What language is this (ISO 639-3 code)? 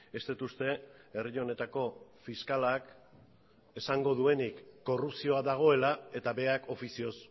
eus